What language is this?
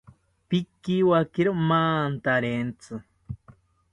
South Ucayali Ashéninka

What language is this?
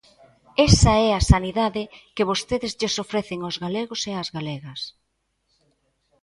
Galician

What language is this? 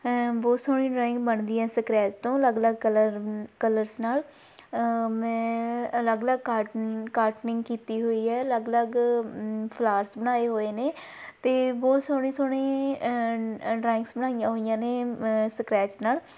Punjabi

